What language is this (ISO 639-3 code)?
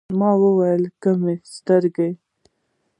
pus